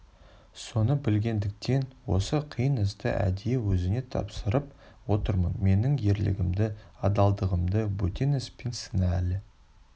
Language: Kazakh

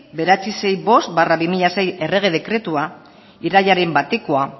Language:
Basque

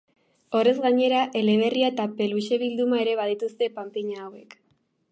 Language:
Basque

